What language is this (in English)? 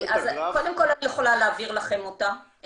Hebrew